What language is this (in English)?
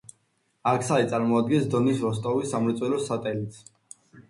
Georgian